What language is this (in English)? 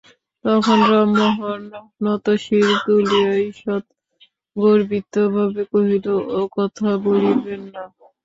Bangla